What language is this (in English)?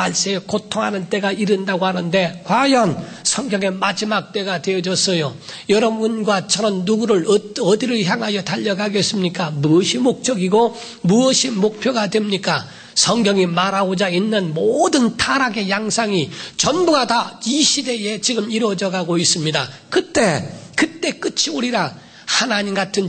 Korean